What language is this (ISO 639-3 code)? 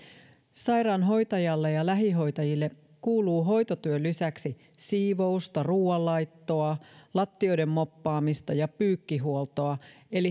fin